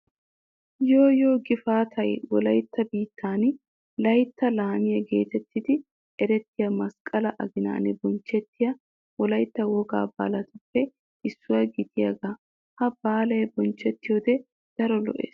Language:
Wolaytta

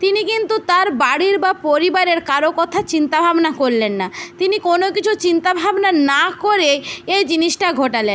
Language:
Bangla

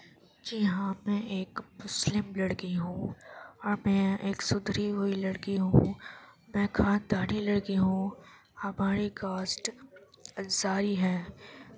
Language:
Urdu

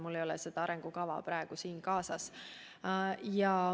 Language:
Estonian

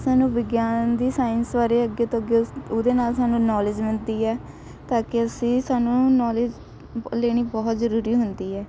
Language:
Punjabi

